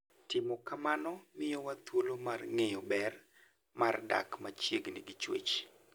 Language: Luo (Kenya and Tanzania)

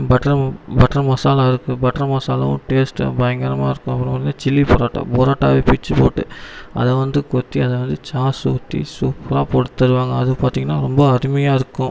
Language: Tamil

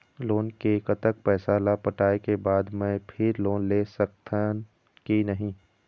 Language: Chhattisgarhi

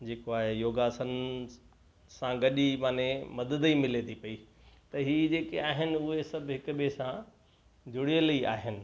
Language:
Sindhi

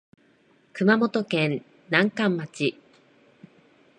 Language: Japanese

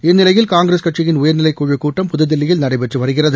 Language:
Tamil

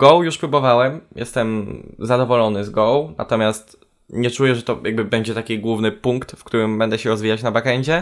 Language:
Polish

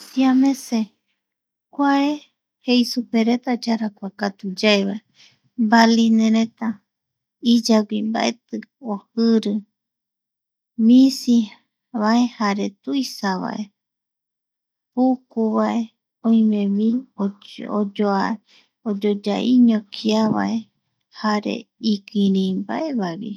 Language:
Eastern Bolivian Guaraní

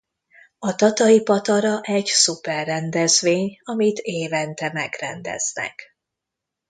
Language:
Hungarian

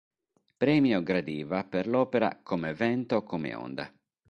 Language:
Italian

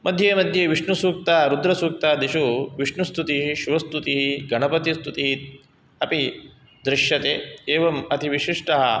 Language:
Sanskrit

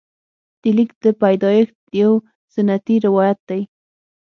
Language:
Pashto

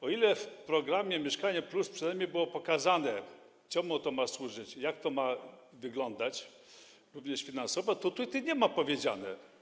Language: Polish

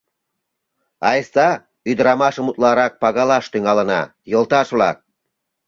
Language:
Mari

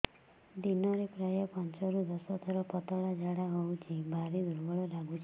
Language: Odia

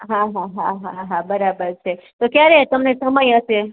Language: Gujarati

